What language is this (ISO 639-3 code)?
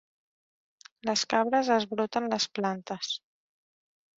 cat